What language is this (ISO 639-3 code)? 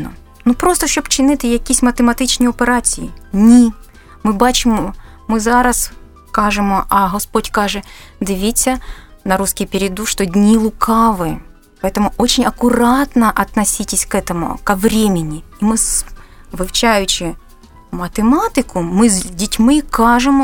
ukr